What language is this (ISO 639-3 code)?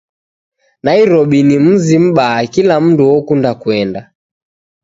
dav